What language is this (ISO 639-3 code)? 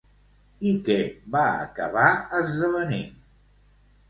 cat